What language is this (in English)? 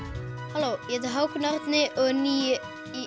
Icelandic